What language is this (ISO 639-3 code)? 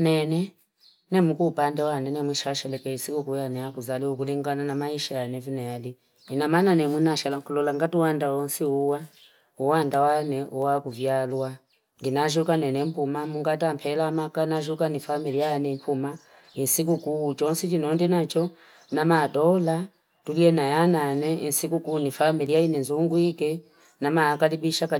fip